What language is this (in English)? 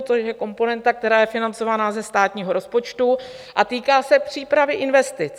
Czech